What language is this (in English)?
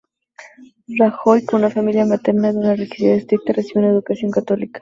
Spanish